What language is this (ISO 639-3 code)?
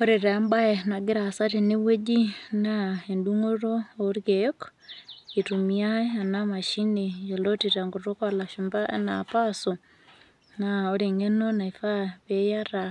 mas